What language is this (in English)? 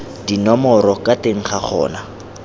Tswana